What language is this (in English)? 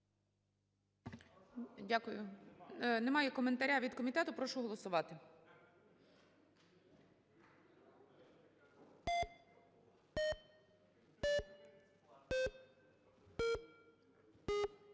Ukrainian